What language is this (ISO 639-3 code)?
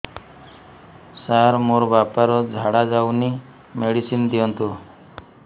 ori